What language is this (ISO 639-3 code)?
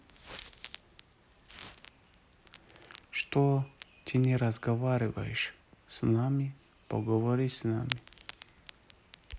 rus